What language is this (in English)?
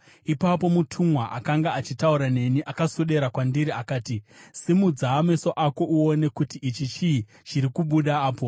Shona